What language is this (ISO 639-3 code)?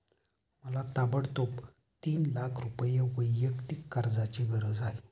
mar